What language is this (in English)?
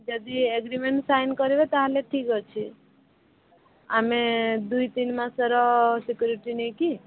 Odia